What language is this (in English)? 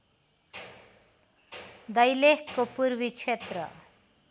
Nepali